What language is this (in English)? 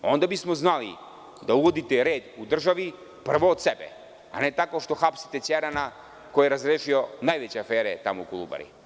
Serbian